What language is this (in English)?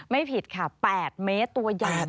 Thai